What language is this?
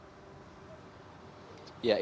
Indonesian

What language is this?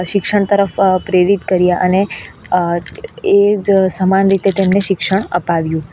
Gujarati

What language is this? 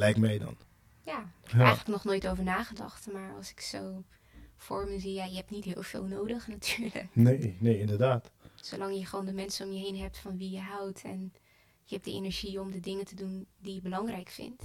Dutch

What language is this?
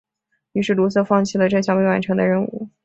Chinese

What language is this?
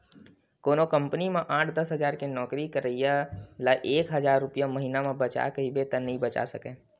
Chhattisgarhi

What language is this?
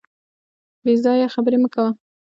Pashto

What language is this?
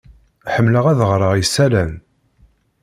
Kabyle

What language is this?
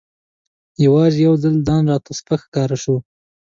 Pashto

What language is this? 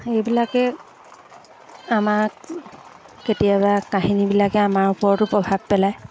Assamese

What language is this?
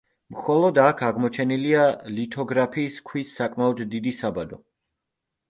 Georgian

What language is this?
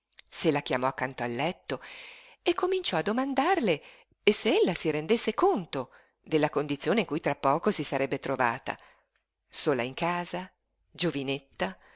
Italian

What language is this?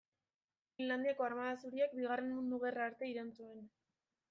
Basque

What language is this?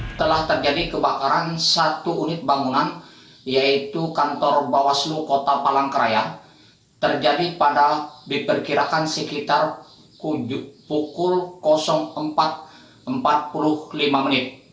Indonesian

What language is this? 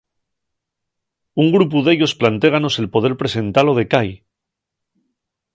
Asturian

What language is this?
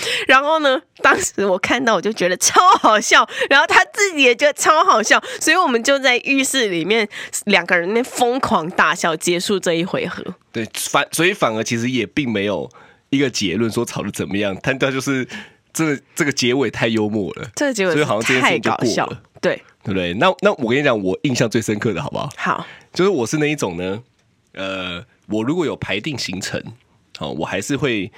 Chinese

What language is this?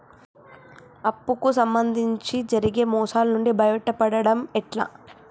Telugu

